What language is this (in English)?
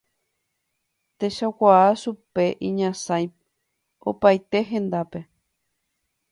Guarani